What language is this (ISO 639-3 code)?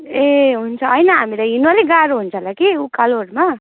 nep